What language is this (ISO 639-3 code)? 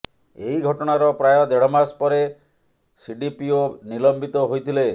ori